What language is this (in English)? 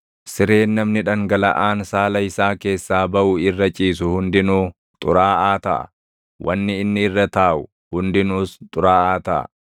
Oromo